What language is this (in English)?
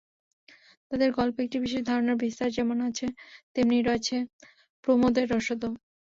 Bangla